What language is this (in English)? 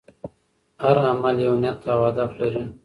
Pashto